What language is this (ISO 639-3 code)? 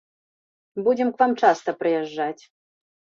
bel